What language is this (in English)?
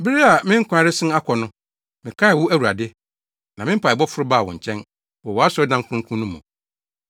Akan